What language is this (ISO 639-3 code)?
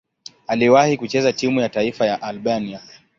swa